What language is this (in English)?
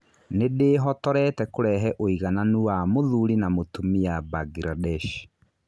Kikuyu